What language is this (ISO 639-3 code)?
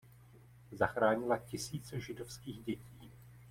ces